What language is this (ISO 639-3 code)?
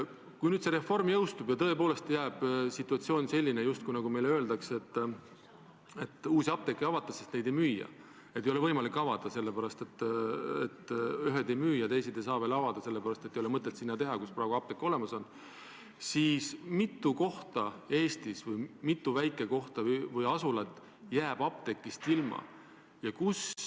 est